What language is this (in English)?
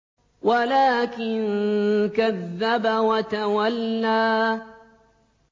Arabic